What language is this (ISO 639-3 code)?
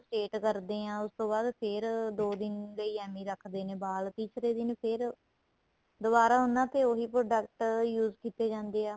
pan